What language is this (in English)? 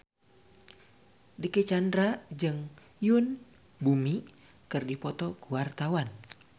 Sundanese